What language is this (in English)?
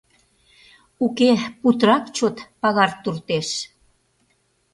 Mari